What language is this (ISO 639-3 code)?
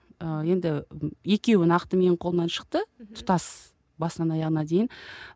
kaz